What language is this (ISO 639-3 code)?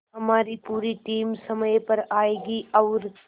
hin